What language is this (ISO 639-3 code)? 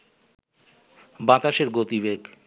ben